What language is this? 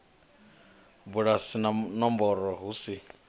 Venda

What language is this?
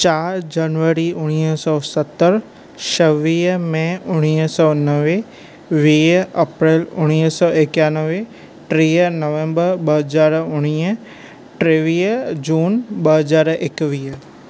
Sindhi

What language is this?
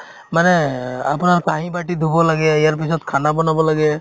Assamese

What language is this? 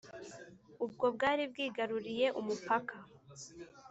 Kinyarwanda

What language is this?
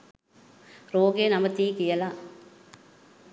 Sinhala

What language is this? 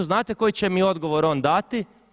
Croatian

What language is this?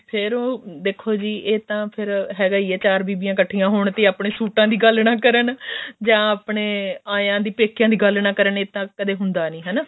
Punjabi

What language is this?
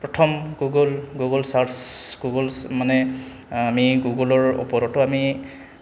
Assamese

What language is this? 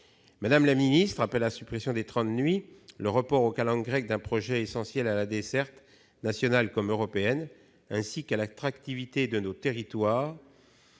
French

